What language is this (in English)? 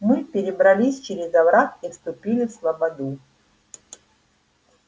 Russian